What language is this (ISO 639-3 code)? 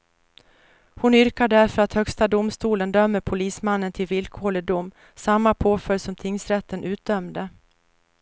swe